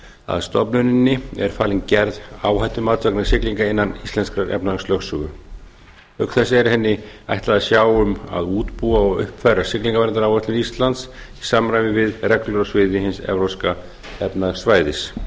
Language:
Icelandic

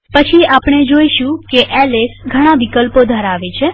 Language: Gujarati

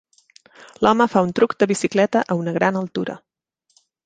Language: Catalan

